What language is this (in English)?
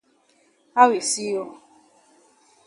Cameroon Pidgin